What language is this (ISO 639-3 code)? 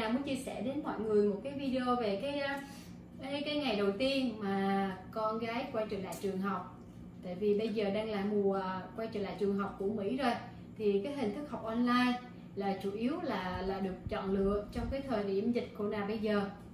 vie